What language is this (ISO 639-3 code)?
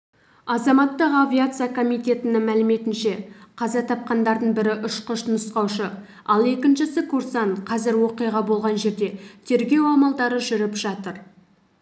kaz